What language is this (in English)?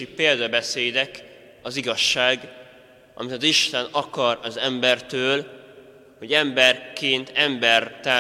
Hungarian